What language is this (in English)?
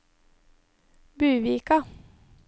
Norwegian